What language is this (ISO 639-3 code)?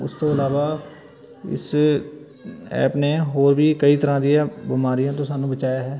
pan